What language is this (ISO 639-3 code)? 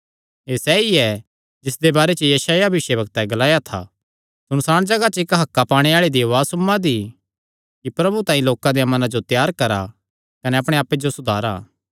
xnr